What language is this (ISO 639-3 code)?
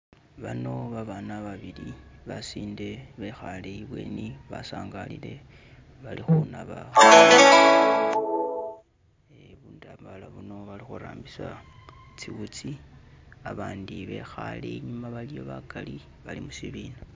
myx